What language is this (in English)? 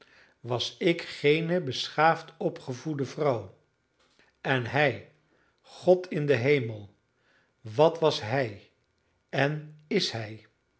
Dutch